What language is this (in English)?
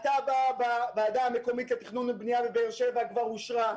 Hebrew